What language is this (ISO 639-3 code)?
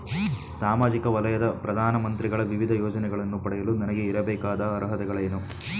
kan